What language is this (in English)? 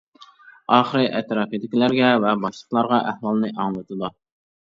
Uyghur